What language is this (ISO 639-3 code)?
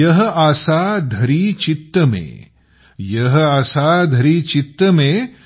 mar